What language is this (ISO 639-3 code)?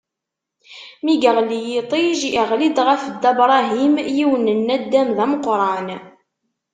kab